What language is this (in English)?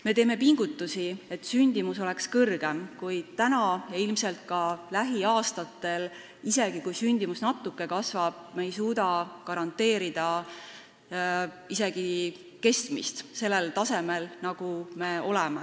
Estonian